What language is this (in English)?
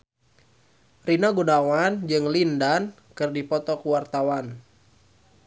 Sundanese